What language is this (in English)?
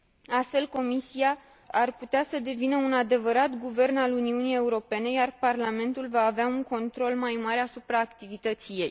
Romanian